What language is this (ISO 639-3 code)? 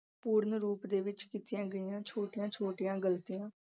pan